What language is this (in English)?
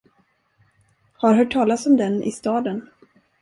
Swedish